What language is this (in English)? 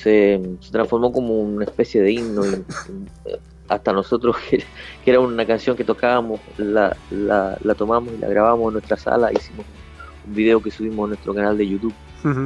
Spanish